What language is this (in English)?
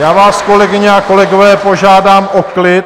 Czech